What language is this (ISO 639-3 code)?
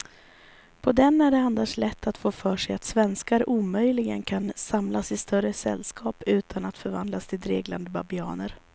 swe